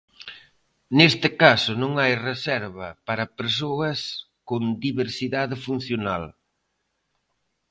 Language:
Galician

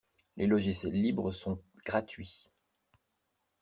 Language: French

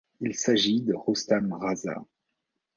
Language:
French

